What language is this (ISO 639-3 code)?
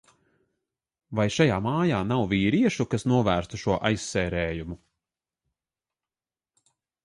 lav